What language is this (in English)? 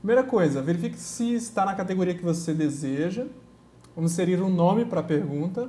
Portuguese